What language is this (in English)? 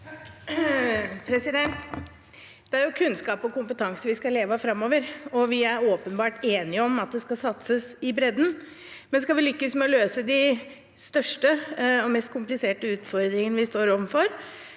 Norwegian